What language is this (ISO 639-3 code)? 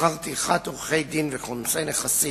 heb